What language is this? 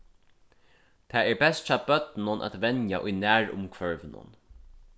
Faroese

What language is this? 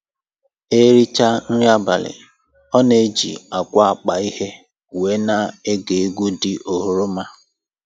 Igbo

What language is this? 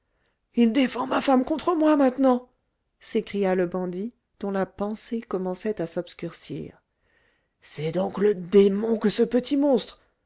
French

